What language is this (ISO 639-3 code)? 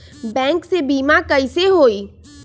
mag